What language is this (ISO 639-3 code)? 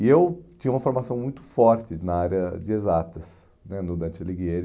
por